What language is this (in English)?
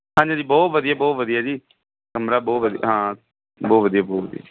Punjabi